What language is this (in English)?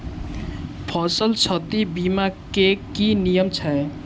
Maithili